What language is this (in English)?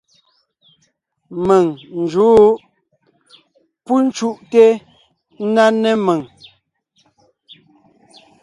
Ngiemboon